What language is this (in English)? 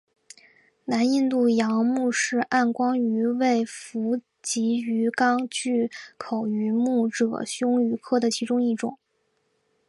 Chinese